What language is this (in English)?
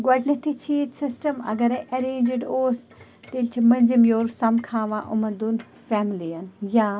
Kashmiri